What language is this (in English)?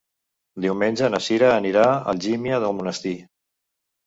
Catalan